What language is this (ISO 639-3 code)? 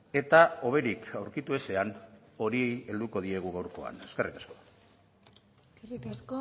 eus